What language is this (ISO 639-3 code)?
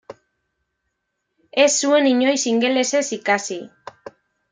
eus